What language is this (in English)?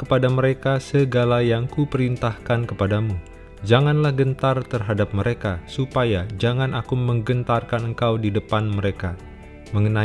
Indonesian